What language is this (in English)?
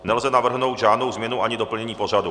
Czech